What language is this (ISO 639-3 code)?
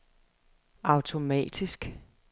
dan